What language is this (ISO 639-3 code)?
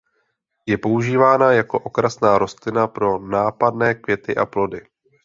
ces